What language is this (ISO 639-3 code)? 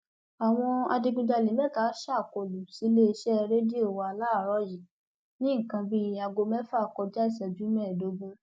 yor